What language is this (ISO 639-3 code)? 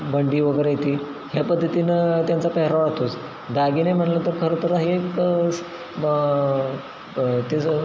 mar